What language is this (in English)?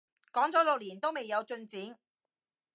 Cantonese